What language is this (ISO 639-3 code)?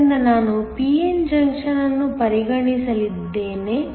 kan